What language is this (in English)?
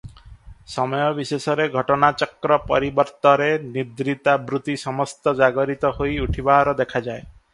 Odia